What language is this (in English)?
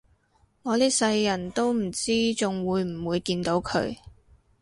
Cantonese